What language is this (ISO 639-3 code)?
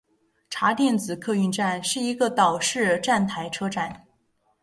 zho